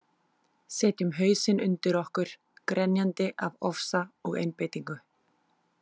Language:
Icelandic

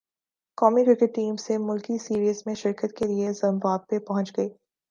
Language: Urdu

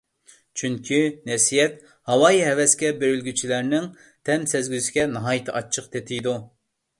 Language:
Uyghur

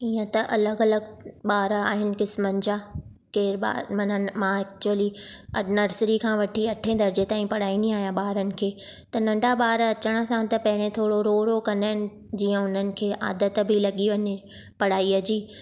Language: Sindhi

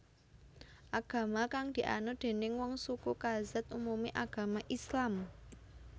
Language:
Javanese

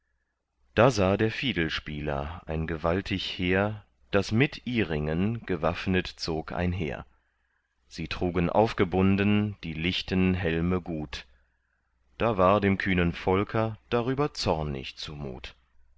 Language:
German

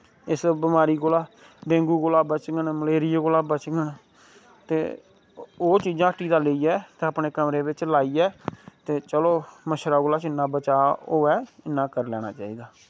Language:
Dogri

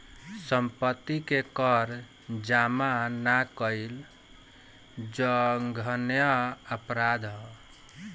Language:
Bhojpuri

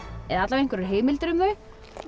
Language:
Icelandic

